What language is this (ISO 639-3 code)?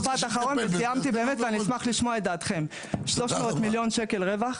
heb